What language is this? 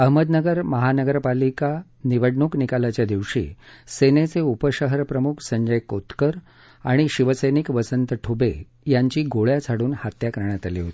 Marathi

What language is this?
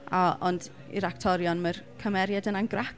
Welsh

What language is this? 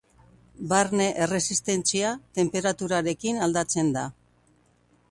Basque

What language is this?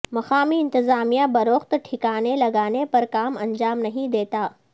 Urdu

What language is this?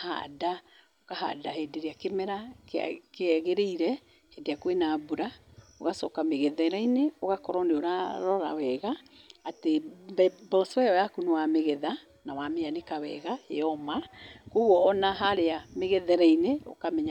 Kikuyu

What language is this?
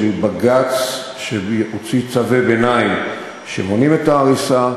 Hebrew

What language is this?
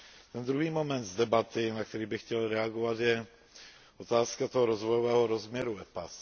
Czech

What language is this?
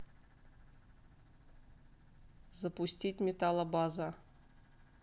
Russian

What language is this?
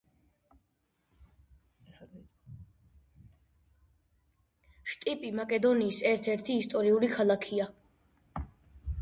Georgian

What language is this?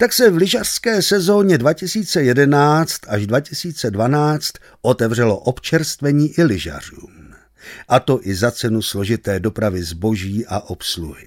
Czech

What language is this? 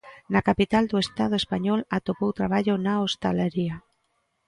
Galician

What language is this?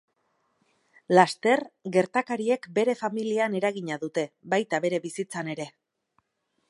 Basque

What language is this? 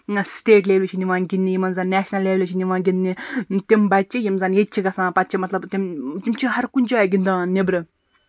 Kashmiri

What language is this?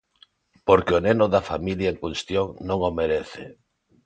Galician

